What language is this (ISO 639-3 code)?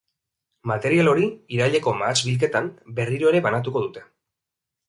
eus